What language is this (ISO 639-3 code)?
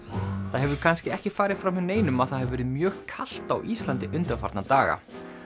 isl